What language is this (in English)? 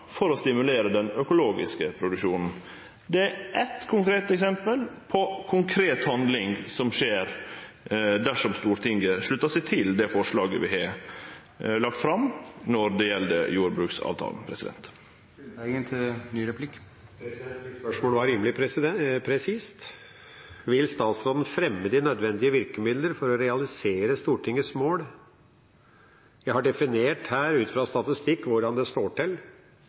Norwegian